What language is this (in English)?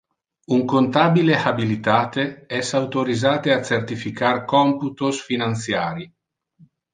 Interlingua